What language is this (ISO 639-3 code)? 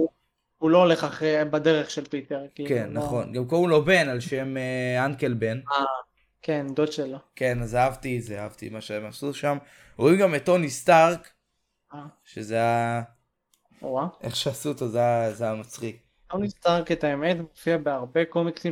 heb